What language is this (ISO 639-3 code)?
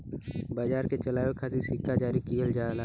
bho